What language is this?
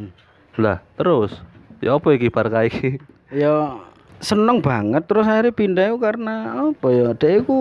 Indonesian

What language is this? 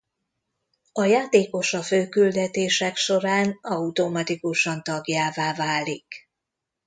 Hungarian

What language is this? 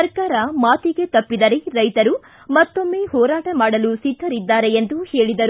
Kannada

